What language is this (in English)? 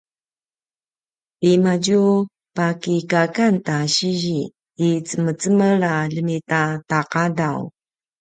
Paiwan